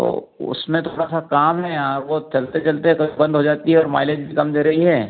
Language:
Hindi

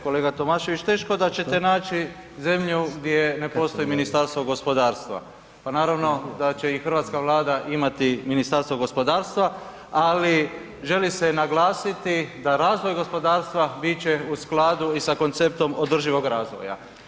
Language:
Croatian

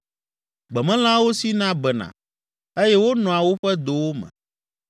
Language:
Ewe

